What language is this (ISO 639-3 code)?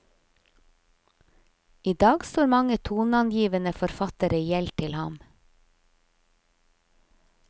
nor